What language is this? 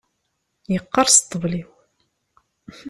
Kabyle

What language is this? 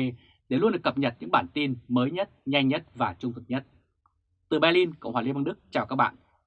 Vietnamese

